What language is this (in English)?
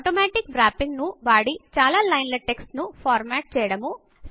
Telugu